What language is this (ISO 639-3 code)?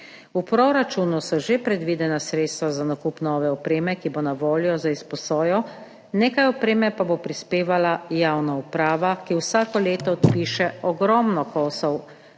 slv